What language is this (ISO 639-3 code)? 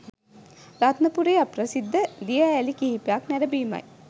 sin